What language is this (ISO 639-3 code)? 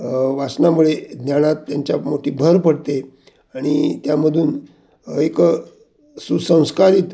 mar